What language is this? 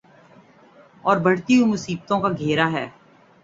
Urdu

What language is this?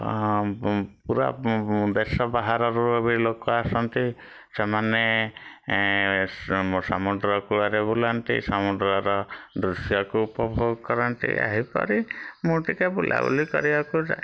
Odia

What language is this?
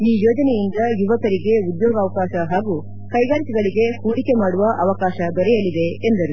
Kannada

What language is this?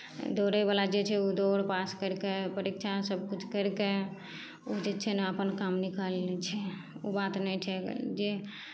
Maithili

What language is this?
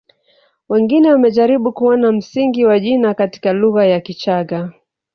Swahili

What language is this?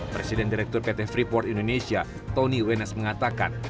Indonesian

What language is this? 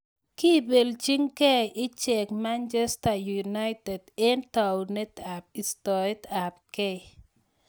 Kalenjin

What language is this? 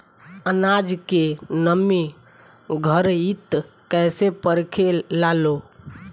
Bhojpuri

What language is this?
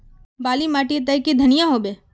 Magahi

